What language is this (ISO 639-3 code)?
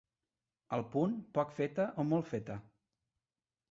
cat